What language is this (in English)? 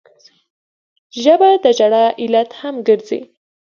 Pashto